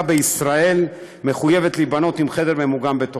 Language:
Hebrew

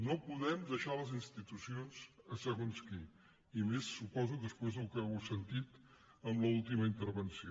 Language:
Catalan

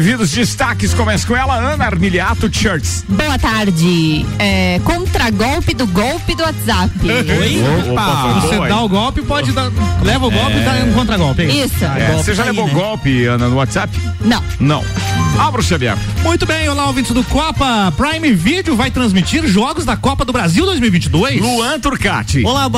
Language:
Portuguese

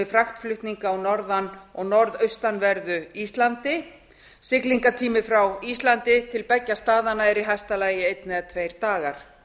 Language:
Icelandic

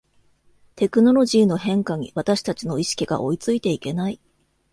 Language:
Japanese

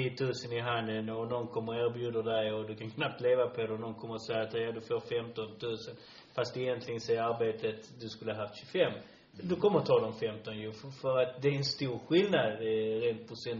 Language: Swedish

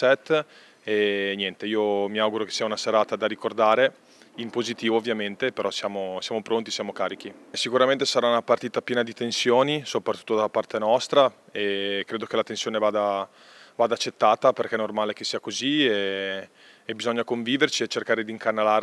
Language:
Italian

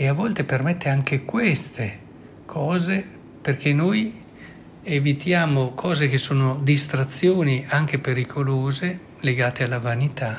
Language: Italian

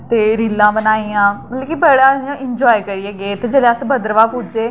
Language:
Dogri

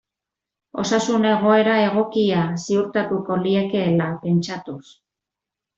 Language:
Basque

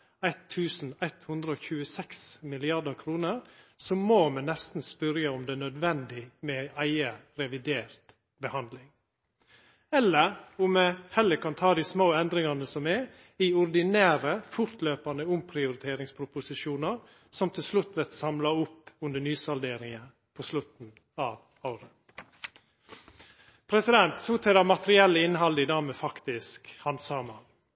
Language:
Norwegian Nynorsk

